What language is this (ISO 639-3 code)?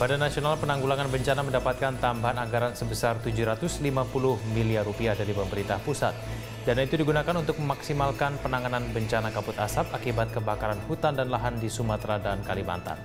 ind